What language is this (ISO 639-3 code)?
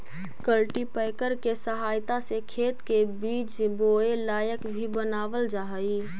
mag